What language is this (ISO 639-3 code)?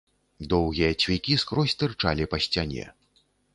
bel